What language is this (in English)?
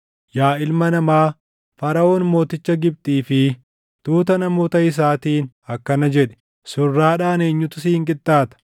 Oromo